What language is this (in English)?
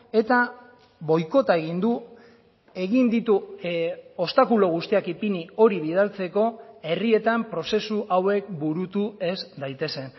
Basque